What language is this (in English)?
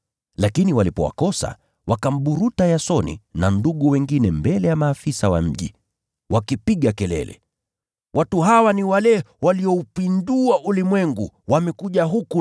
Swahili